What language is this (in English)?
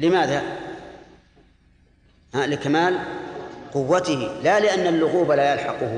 Arabic